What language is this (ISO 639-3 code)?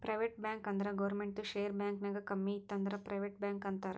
kan